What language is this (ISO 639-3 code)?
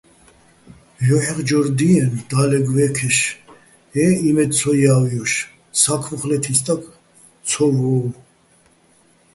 bbl